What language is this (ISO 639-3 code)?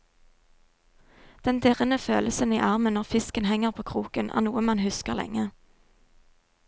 nor